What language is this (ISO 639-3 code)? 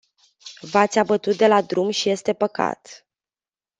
ron